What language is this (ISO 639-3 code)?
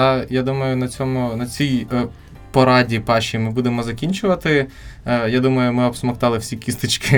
ukr